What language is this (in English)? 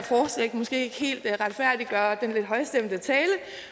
Danish